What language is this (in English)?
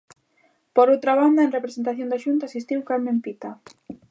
Galician